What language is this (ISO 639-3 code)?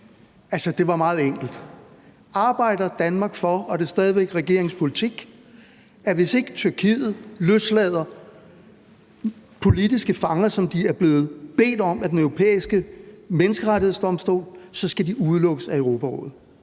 dan